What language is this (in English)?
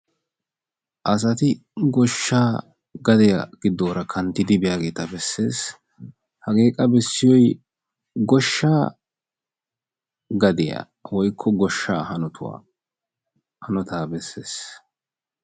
Wolaytta